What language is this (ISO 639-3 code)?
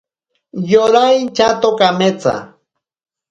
prq